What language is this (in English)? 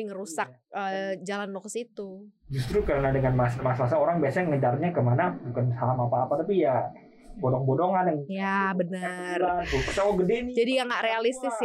Indonesian